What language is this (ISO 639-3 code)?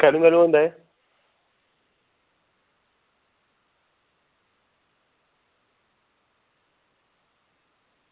doi